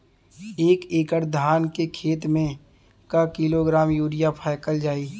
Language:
Bhojpuri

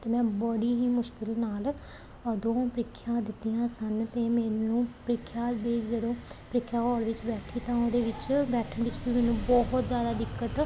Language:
Punjabi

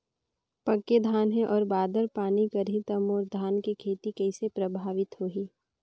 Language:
Chhattisgarhi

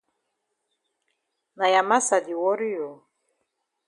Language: Cameroon Pidgin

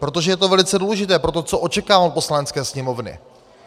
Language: Czech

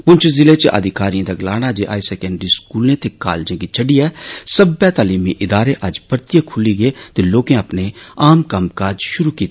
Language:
Dogri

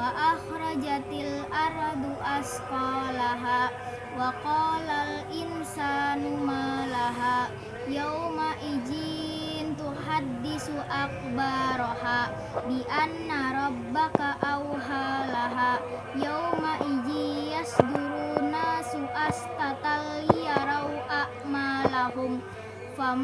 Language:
Indonesian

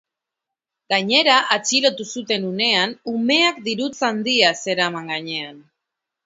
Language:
Basque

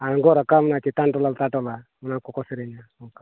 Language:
Santali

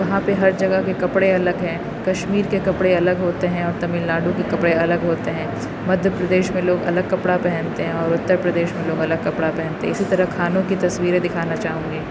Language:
Urdu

